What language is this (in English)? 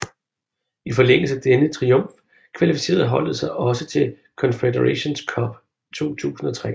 Danish